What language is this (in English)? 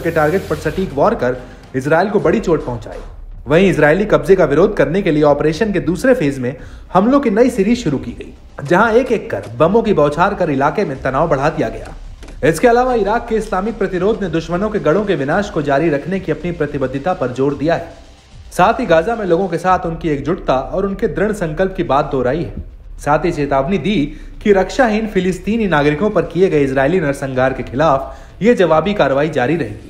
Hindi